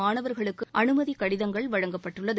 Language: Tamil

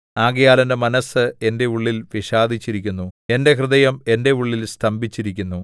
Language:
Malayalam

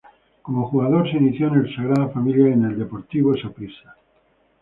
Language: Spanish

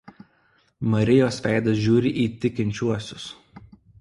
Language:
Lithuanian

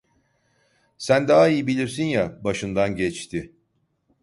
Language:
Turkish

